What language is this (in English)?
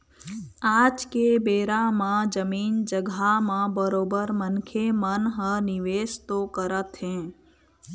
Chhattisgarhi